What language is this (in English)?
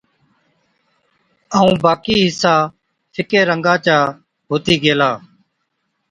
Od